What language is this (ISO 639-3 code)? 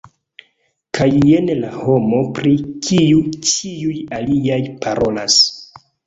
epo